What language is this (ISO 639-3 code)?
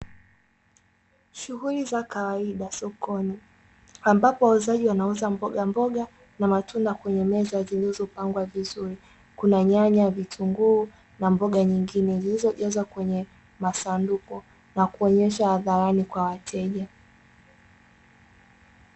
swa